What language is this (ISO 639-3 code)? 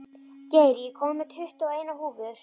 isl